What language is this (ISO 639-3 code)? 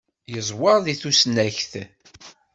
kab